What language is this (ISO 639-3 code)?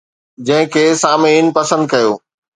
snd